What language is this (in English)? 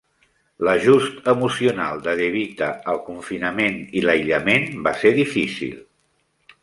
Catalan